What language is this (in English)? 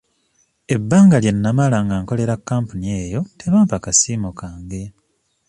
Ganda